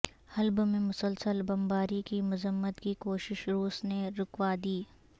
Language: Urdu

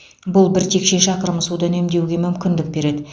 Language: Kazakh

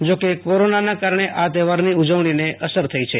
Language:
Gujarati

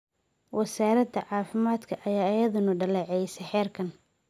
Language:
Somali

